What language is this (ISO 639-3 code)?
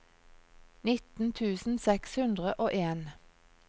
nor